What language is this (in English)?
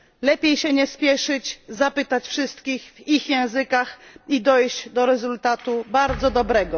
Polish